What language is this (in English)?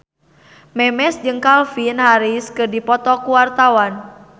Sundanese